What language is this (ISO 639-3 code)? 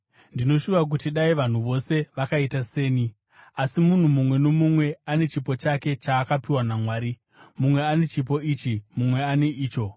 sna